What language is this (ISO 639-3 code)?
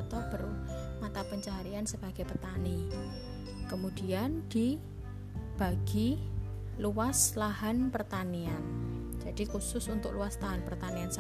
ind